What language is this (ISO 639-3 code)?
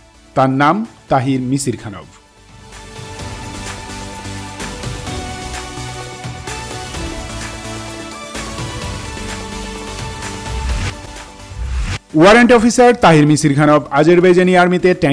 hin